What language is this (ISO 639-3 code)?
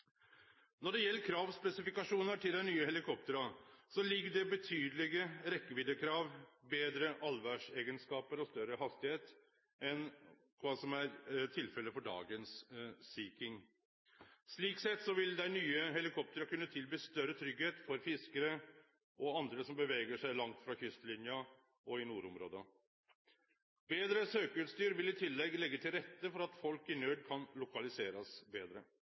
nno